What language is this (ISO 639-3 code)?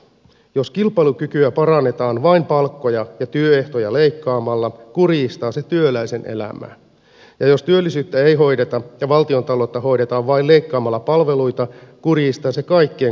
fin